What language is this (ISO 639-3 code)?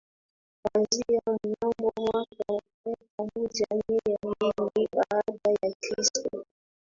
swa